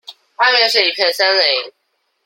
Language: Chinese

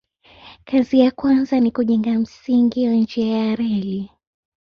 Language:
Swahili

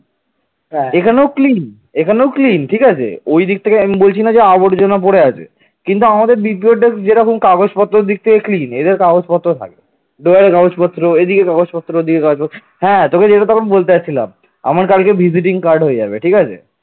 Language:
Bangla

